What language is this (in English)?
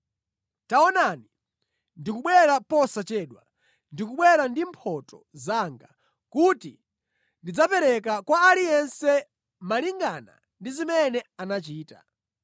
Nyanja